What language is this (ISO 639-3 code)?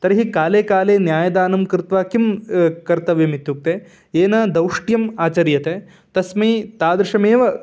san